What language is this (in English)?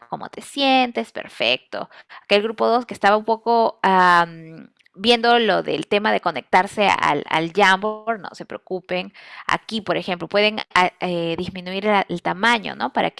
Spanish